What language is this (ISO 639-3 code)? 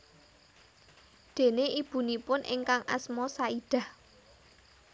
jav